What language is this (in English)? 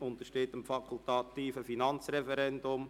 Swiss German